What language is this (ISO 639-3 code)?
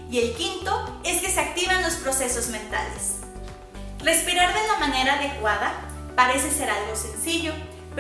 spa